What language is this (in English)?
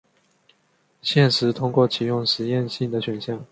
Chinese